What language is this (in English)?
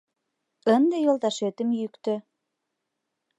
Mari